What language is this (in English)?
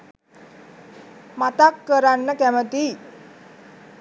Sinhala